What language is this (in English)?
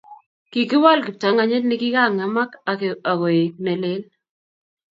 Kalenjin